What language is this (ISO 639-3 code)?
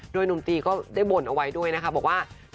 tha